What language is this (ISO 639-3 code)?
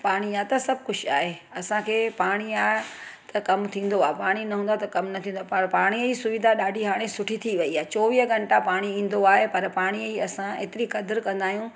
snd